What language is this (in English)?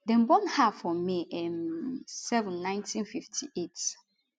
Nigerian Pidgin